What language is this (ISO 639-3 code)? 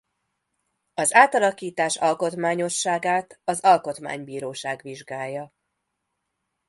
hun